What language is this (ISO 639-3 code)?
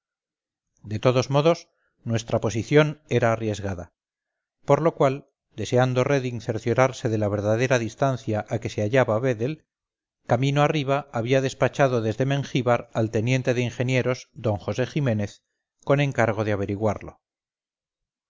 spa